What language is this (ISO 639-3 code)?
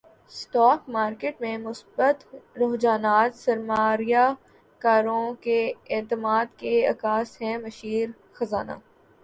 urd